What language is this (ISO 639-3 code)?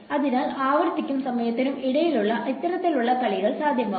mal